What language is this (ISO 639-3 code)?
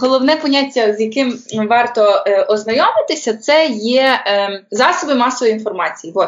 ukr